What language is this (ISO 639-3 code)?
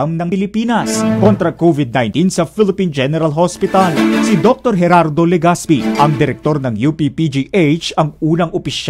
fil